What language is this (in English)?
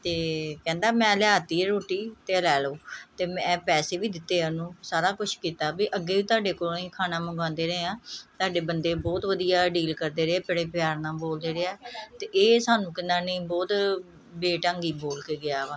Punjabi